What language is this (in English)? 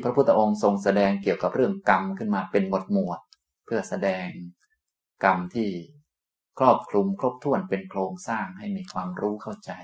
Thai